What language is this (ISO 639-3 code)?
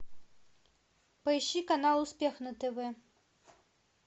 rus